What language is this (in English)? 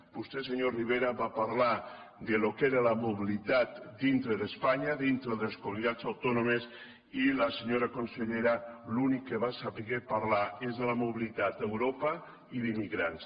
Catalan